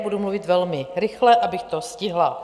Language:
Czech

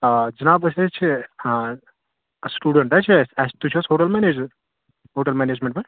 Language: Kashmiri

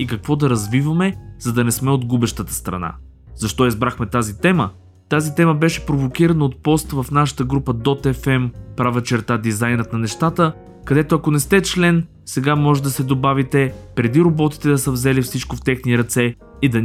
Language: Bulgarian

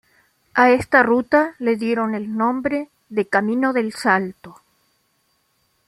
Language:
Spanish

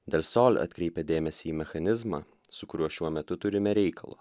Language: Lithuanian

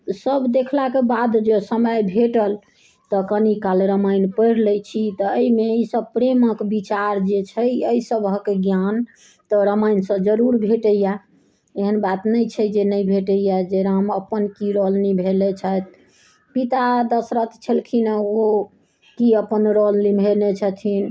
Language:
Maithili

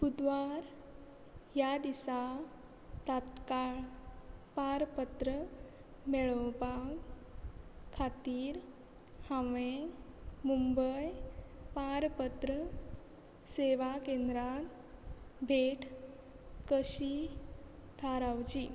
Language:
Konkani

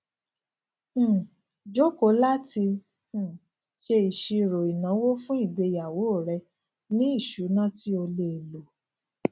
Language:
Yoruba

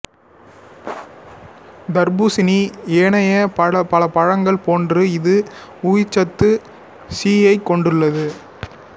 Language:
Tamil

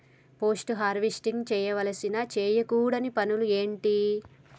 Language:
Telugu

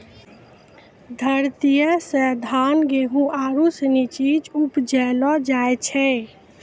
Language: Maithili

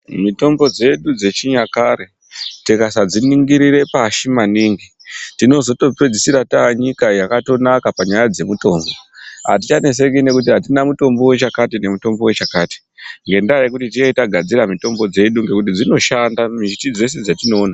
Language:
Ndau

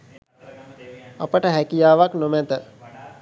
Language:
Sinhala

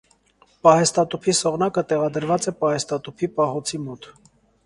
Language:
Armenian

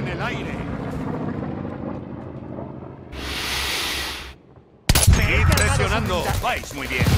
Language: Spanish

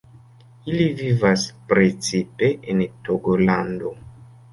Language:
Esperanto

